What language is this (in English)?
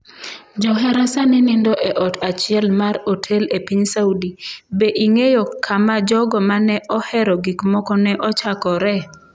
Luo (Kenya and Tanzania)